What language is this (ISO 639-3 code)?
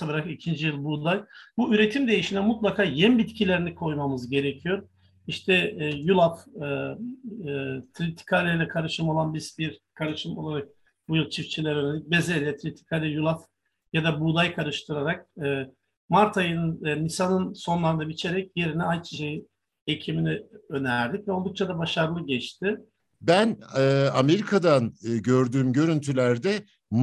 tur